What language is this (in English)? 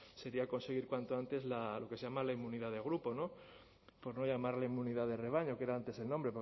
Spanish